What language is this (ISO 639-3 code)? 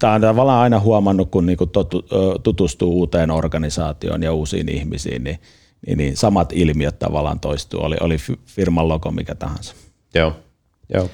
fin